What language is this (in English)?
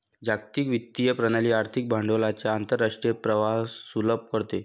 Marathi